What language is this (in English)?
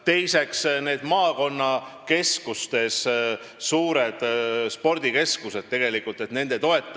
Estonian